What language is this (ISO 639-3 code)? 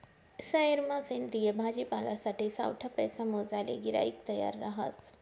mar